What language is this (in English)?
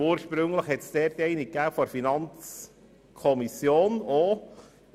Swiss German